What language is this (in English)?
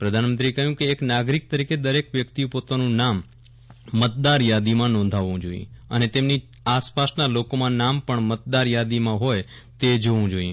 Gujarati